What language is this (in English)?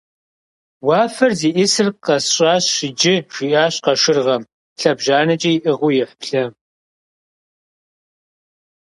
Kabardian